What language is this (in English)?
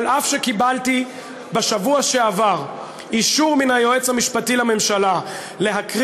Hebrew